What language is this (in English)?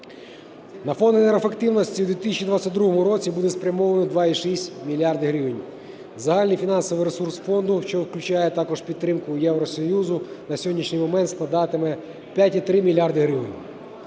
Ukrainian